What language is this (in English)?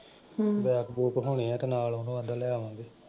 Punjabi